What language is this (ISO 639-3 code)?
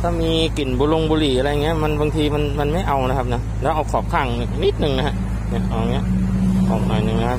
tha